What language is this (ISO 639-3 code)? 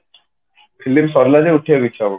ori